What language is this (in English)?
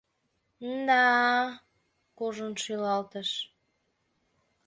Mari